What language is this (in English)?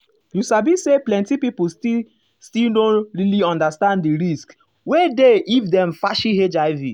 Nigerian Pidgin